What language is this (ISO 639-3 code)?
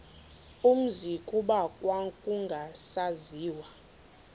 xho